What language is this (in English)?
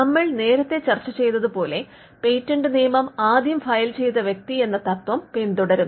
Malayalam